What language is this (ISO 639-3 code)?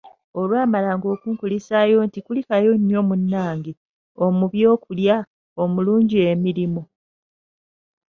lug